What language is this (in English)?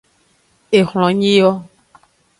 Aja (Benin)